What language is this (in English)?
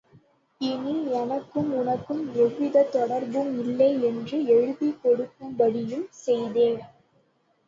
Tamil